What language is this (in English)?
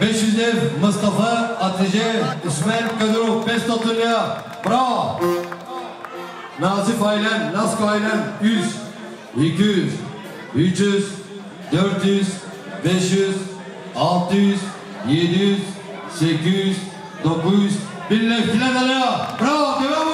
Turkish